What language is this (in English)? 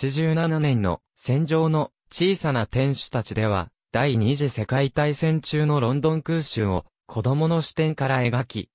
Japanese